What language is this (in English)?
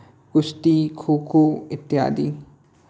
Hindi